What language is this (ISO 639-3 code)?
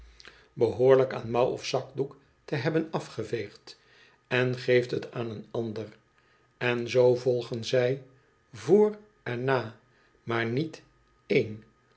nld